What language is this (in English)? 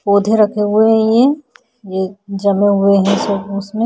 Hindi